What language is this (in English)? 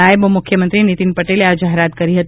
Gujarati